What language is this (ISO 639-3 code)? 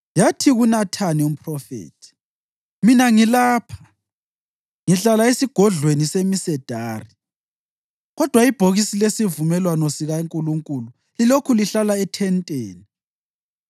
nde